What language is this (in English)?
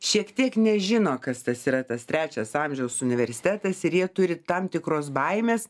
Lithuanian